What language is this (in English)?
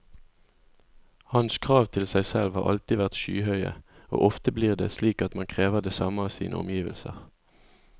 Norwegian